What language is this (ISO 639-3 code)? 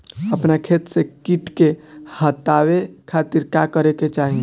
bho